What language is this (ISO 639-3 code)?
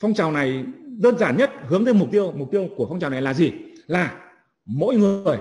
vie